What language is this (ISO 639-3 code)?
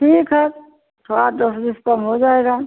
hin